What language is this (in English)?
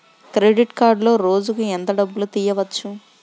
Telugu